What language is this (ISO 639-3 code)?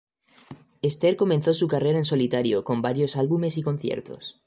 spa